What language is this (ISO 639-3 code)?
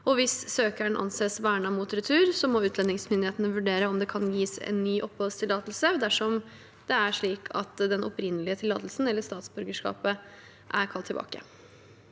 nor